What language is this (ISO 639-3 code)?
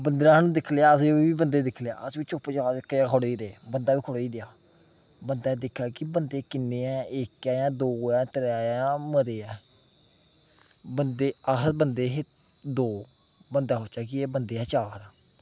doi